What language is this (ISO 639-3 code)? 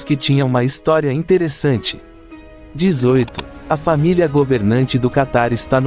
por